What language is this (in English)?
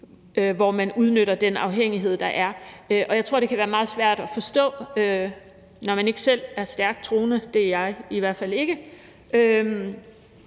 Danish